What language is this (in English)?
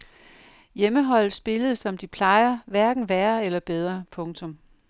Danish